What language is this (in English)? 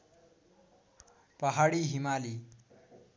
Nepali